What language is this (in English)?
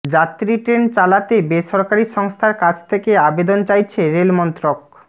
Bangla